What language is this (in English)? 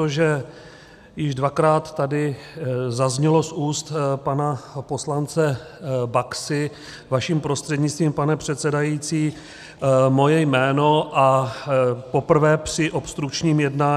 Czech